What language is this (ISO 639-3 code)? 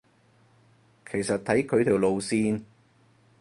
yue